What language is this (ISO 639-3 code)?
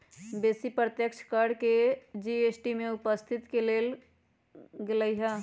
mag